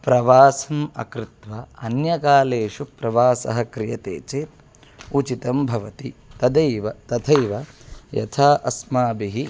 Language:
Sanskrit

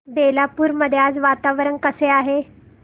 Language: Marathi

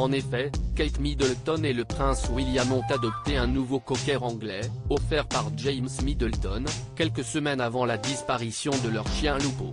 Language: French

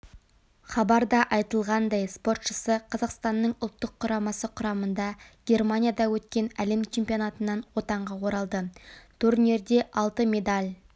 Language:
Kazakh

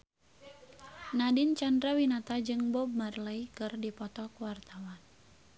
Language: Sundanese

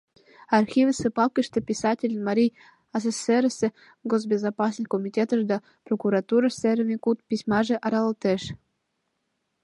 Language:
Mari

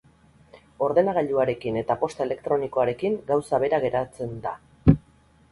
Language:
Basque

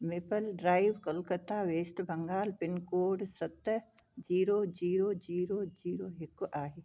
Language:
Sindhi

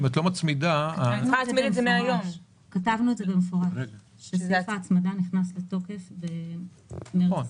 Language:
Hebrew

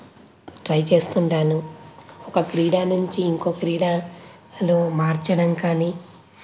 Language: Telugu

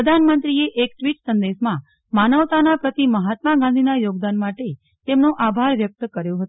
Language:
Gujarati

